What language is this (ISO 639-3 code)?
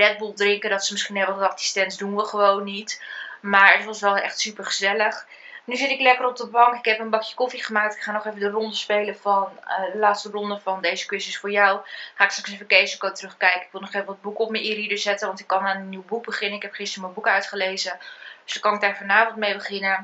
nld